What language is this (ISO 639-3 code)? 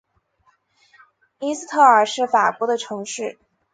zho